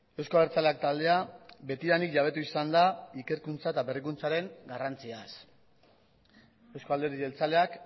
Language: Basque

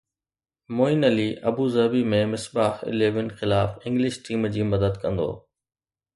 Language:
Sindhi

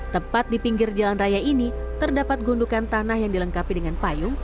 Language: Indonesian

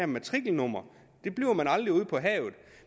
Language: Danish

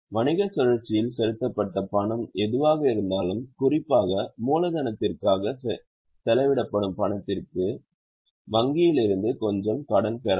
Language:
Tamil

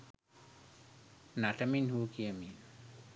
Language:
Sinhala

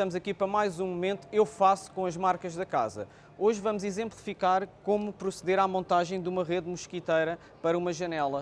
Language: Portuguese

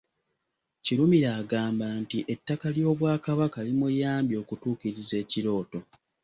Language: Ganda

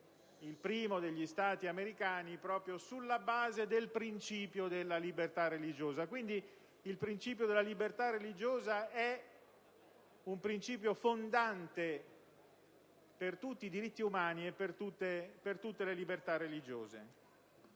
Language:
Italian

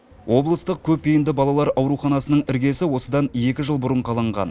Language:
Kazakh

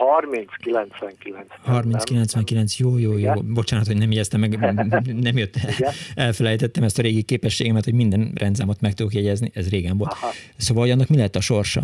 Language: Hungarian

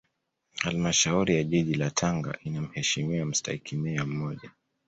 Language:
Swahili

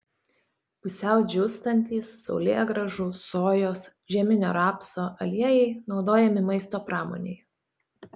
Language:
Lithuanian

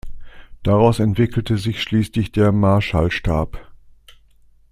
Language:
German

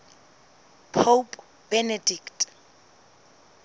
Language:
Southern Sotho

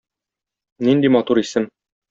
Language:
Tatar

